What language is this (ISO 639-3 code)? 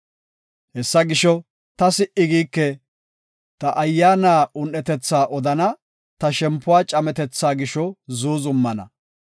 gof